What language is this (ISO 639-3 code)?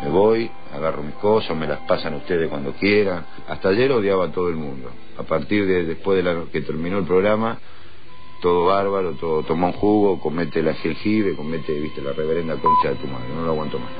spa